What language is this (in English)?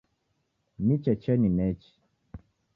Taita